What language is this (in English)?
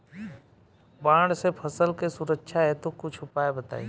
Bhojpuri